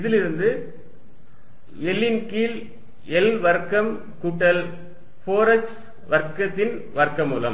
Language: Tamil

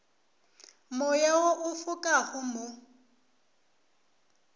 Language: Northern Sotho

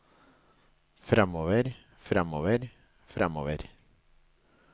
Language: Norwegian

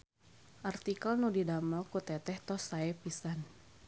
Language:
Sundanese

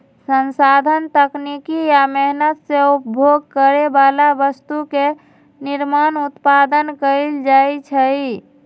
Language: Magahi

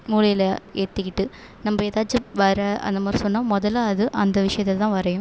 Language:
Tamil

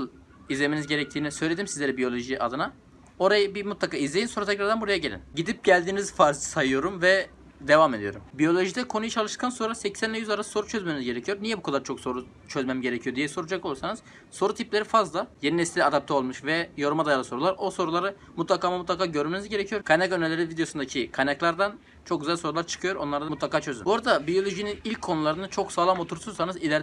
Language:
Turkish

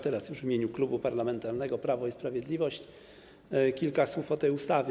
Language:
Polish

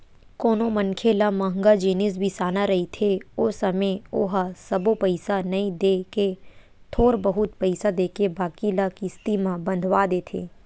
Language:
Chhattisgarhi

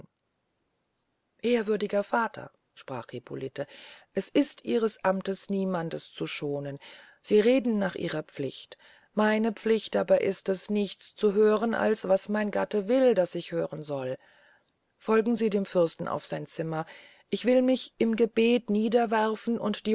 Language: German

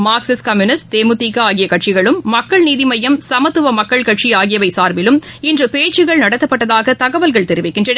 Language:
Tamil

